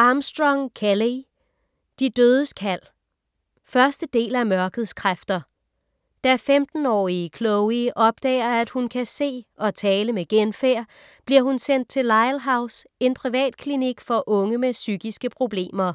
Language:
Danish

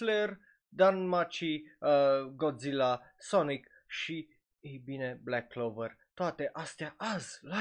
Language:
Romanian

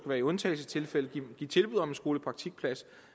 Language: Danish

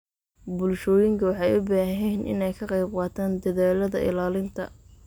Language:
Somali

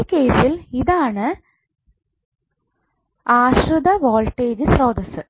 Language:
Malayalam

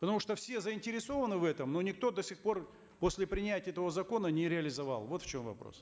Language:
Kazakh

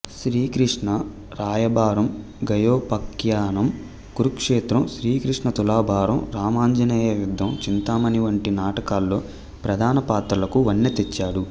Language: Telugu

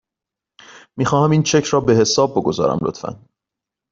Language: Persian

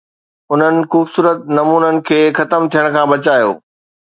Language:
Sindhi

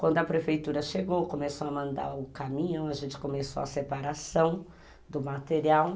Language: Portuguese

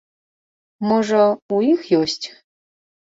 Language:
Belarusian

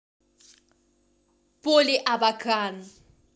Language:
Russian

